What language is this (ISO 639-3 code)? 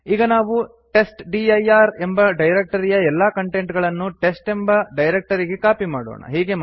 kan